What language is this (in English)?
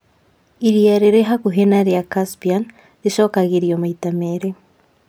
Kikuyu